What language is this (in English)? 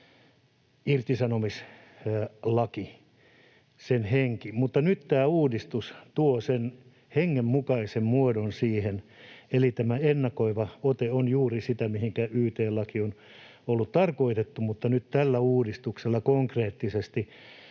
Finnish